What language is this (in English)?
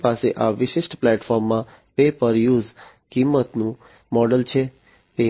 Gujarati